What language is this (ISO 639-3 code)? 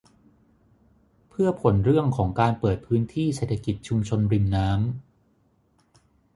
tha